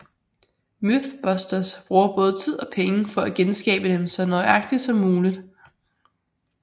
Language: Danish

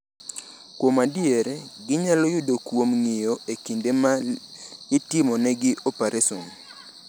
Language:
Luo (Kenya and Tanzania)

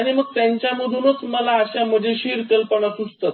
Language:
Marathi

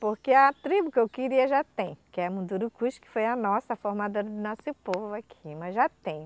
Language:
Portuguese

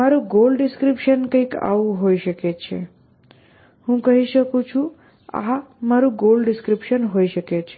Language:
Gujarati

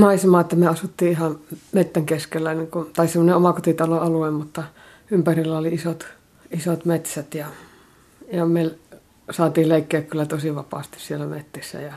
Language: Finnish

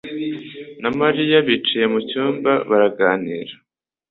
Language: Kinyarwanda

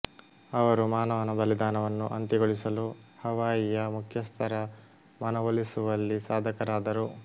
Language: Kannada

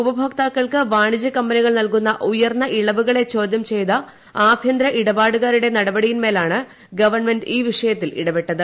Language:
Malayalam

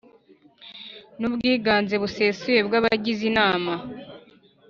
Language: Kinyarwanda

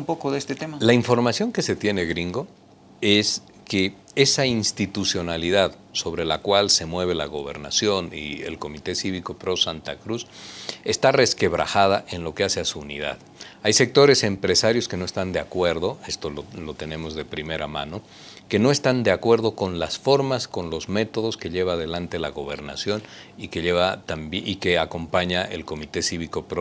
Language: Spanish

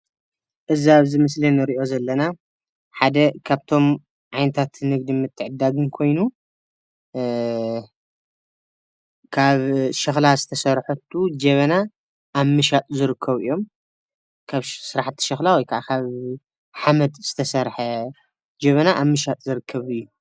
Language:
Tigrinya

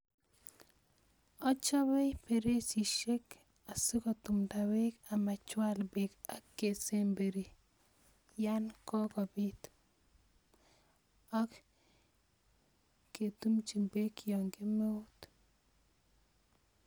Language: Kalenjin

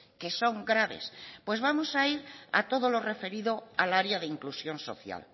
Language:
Spanish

